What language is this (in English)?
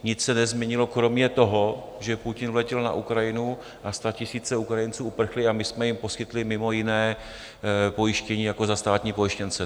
Czech